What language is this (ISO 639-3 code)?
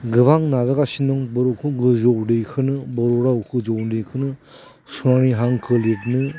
brx